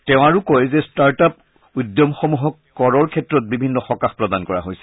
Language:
Assamese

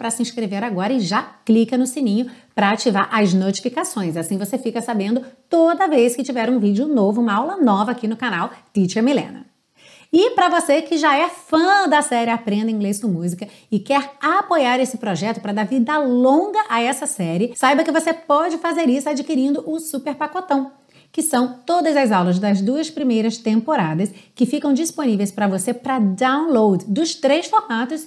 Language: Portuguese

